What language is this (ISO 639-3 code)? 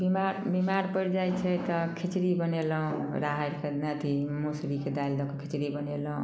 mai